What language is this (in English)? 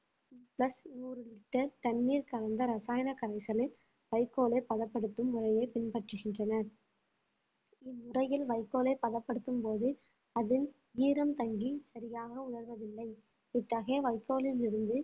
Tamil